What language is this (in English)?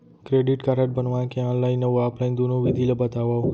Chhattisgarhi